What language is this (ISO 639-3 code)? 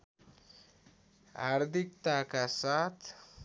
nep